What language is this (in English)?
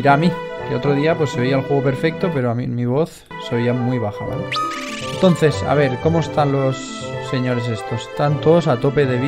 Spanish